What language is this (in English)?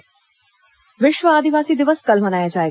Hindi